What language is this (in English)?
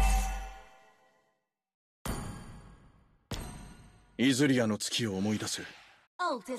Japanese